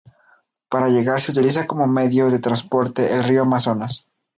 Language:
Spanish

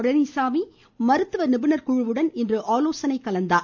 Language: Tamil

